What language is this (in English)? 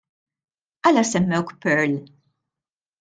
Maltese